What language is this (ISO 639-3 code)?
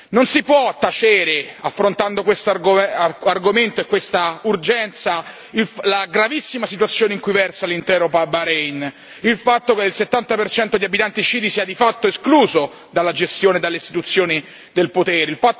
ita